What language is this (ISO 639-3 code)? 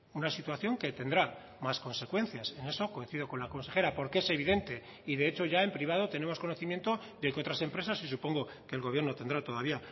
spa